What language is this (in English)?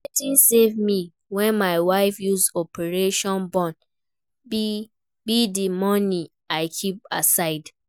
Nigerian Pidgin